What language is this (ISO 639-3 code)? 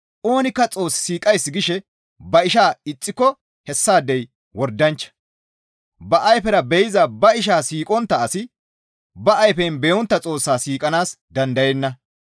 gmv